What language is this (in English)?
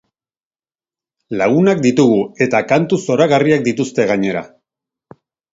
Basque